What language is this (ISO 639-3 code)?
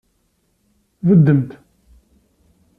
kab